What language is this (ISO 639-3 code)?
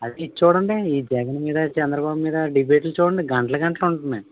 tel